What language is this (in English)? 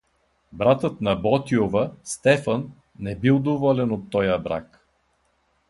Bulgarian